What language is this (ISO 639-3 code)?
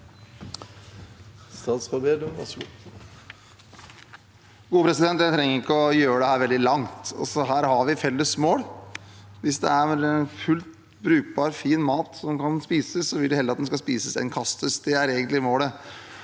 nor